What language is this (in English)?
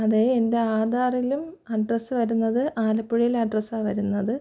Malayalam